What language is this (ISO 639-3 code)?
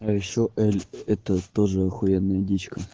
rus